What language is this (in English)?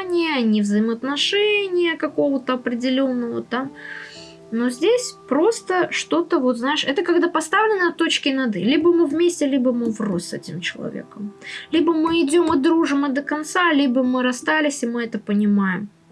Russian